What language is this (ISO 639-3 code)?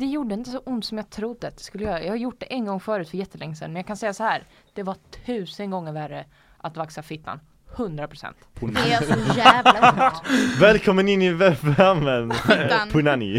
swe